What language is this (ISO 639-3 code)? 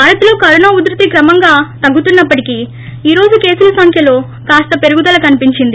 tel